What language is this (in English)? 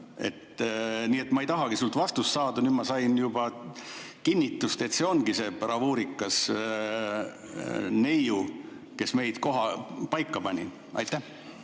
Estonian